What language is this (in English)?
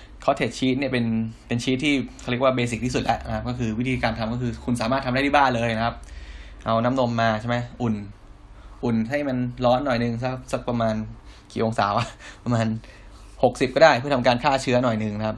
Thai